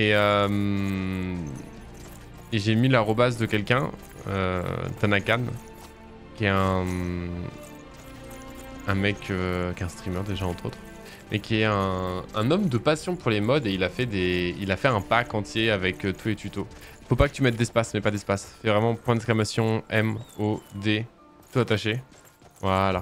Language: French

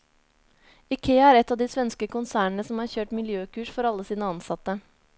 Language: Norwegian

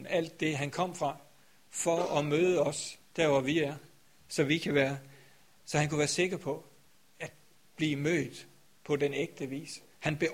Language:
Danish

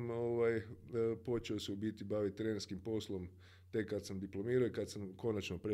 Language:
Croatian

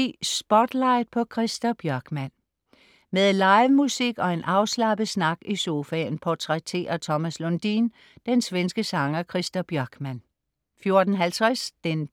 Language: Danish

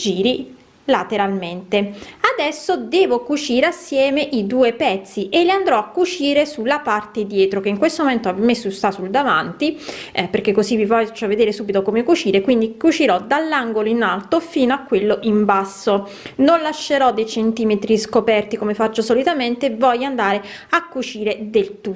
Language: Italian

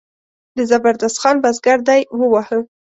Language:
Pashto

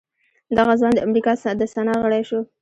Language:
Pashto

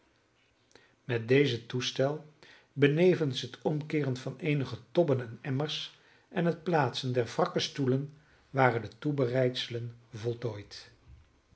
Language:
Dutch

